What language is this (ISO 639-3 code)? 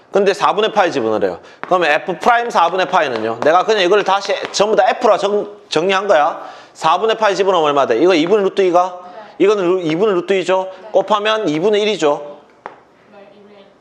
kor